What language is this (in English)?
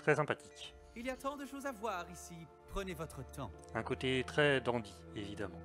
French